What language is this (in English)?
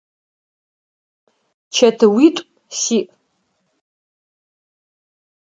Adyghe